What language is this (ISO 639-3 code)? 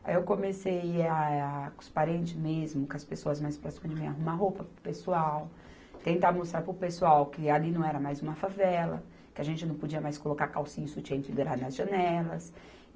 por